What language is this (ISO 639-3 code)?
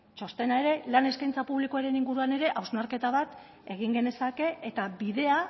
eus